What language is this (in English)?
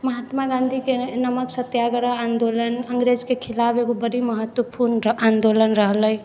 Maithili